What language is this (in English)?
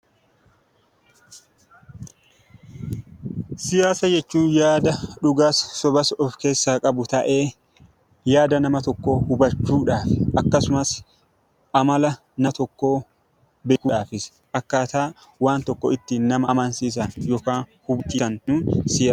Oromo